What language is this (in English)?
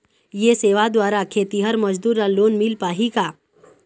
Chhattisgarhi